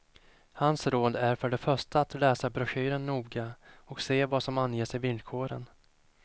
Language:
Swedish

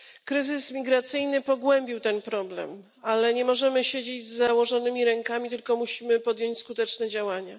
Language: Polish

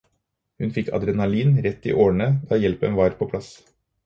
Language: Norwegian Bokmål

